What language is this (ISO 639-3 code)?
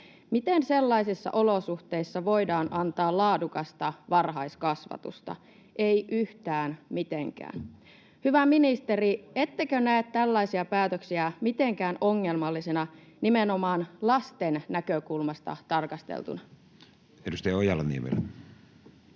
fin